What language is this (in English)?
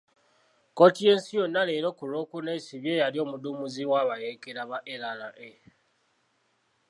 Ganda